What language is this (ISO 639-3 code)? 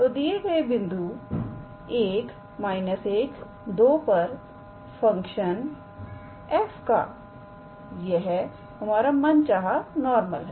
hin